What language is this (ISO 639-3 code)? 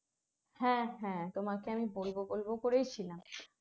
ben